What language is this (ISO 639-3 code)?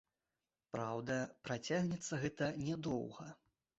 bel